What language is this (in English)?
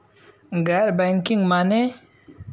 Bhojpuri